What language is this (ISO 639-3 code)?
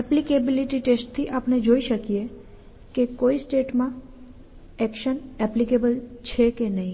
guj